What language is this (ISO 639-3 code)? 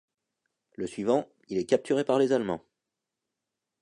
fra